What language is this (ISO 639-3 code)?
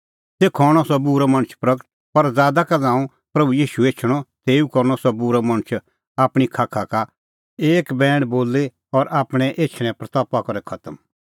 kfx